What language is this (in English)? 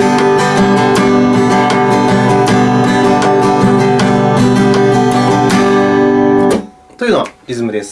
Japanese